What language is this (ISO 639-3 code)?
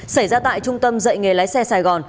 vie